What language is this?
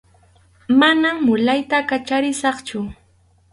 Arequipa-La Unión Quechua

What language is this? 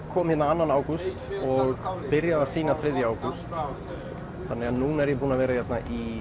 Icelandic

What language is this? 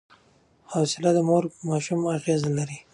Pashto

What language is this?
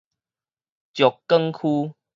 Min Nan Chinese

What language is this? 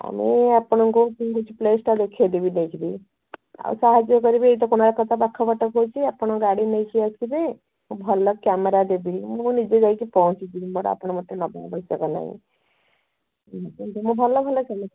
Odia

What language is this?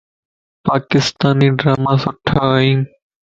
Lasi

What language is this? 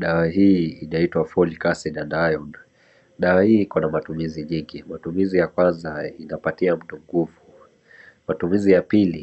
Swahili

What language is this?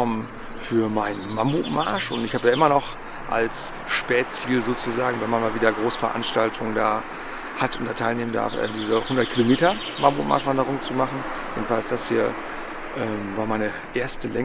German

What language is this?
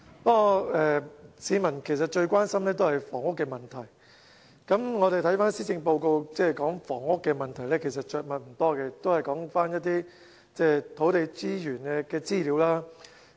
Cantonese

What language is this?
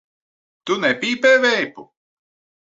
Latvian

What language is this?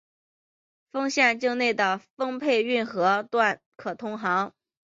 Chinese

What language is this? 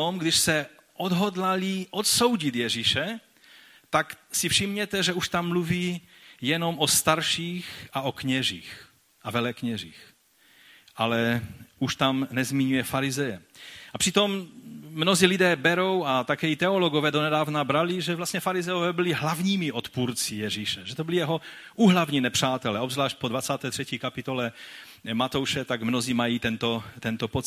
Czech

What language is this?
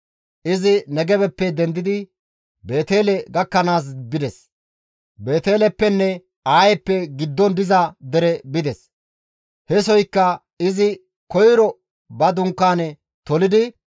Gamo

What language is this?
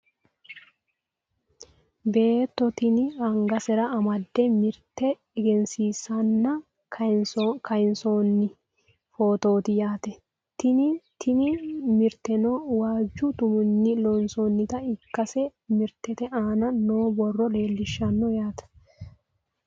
Sidamo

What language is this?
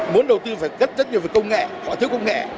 Vietnamese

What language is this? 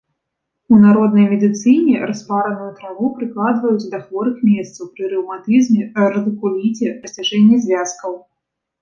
Belarusian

